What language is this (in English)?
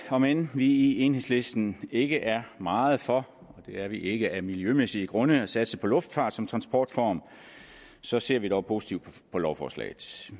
Danish